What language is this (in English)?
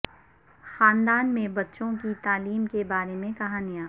Urdu